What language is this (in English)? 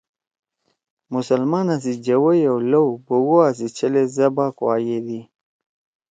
Torwali